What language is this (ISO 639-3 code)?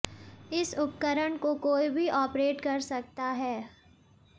hin